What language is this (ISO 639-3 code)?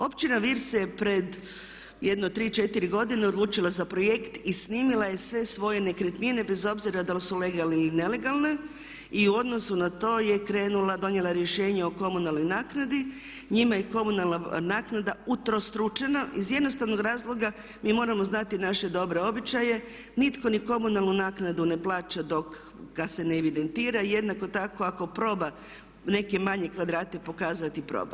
hrv